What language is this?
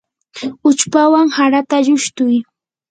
Yanahuanca Pasco Quechua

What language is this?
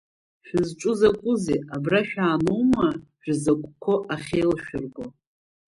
Abkhazian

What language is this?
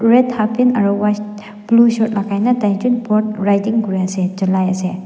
Naga Pidgin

